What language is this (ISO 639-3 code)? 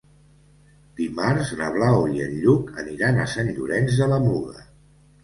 cat